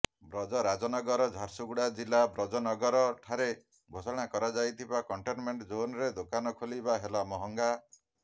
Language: Odia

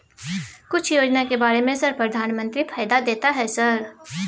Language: Maithili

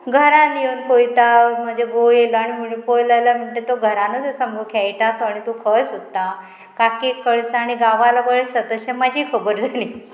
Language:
Konkani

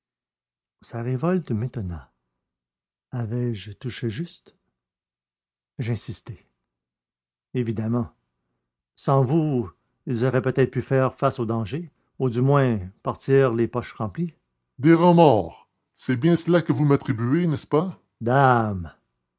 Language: French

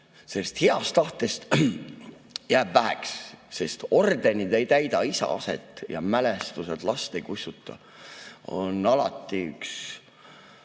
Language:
Estonian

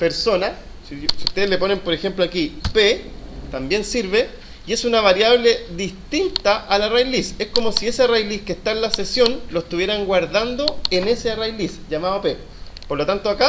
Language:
Spanish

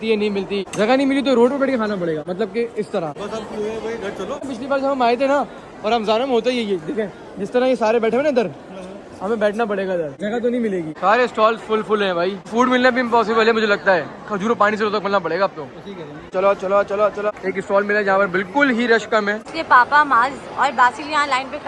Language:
Urdu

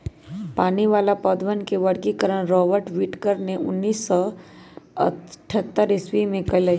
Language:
Magahi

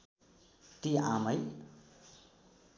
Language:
Nepali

